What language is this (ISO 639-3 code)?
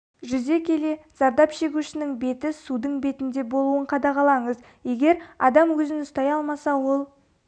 kaz